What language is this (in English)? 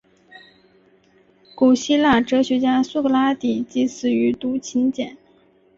Chinese